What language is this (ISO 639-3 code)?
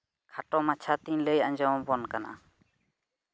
sat